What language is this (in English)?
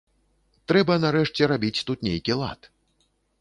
Belarusian